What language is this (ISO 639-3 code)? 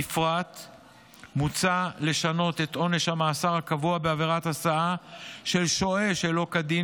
heb